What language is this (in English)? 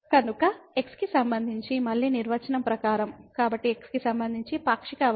Telugu